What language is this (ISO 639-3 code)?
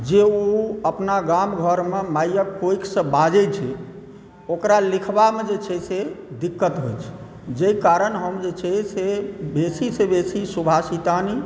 mai